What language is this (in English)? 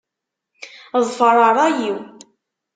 Kabyle